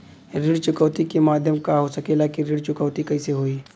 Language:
Bhojpuri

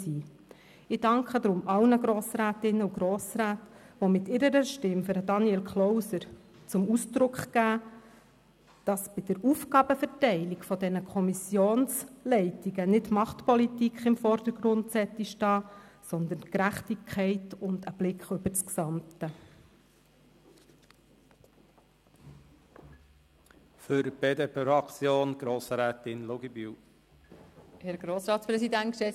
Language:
Swiss German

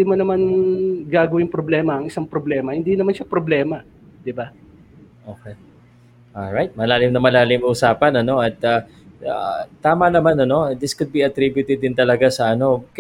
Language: Filipino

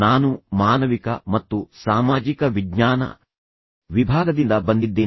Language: Kannada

